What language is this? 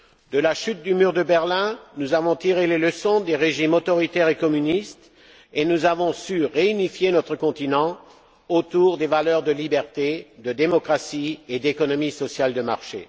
French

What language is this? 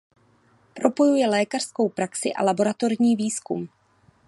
Czech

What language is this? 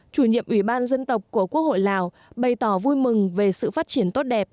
Vietnamese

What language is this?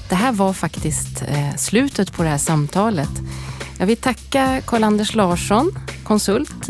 Swedish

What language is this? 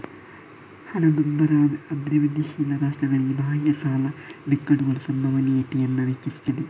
Kannada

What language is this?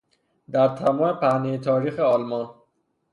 Persian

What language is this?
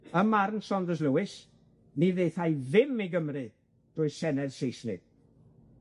Welsh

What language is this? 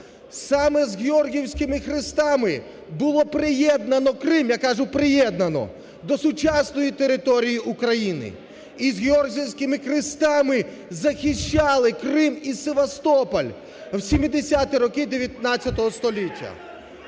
Ukrainian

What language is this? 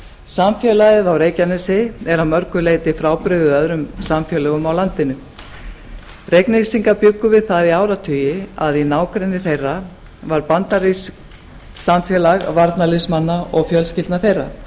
Icelandic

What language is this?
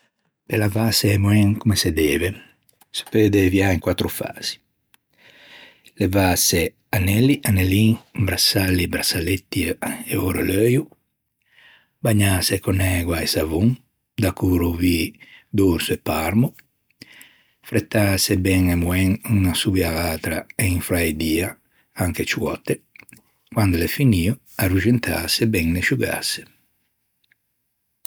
Ligurian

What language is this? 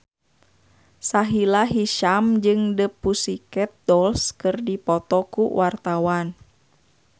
Sundanese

